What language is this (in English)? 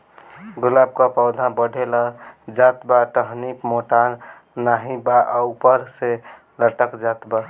Bhojpuri